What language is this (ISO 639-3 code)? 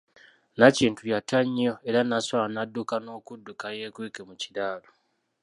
lug